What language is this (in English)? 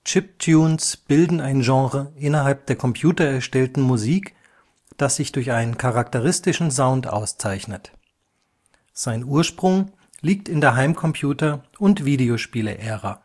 German